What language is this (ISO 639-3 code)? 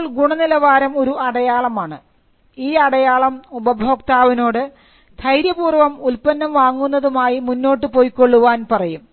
mal